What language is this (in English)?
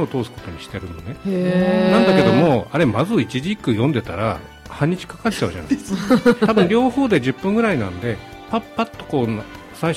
Japanese